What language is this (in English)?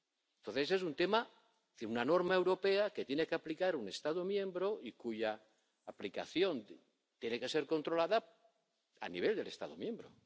Spanish